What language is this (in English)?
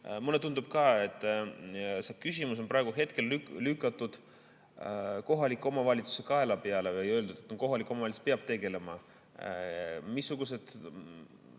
Estonian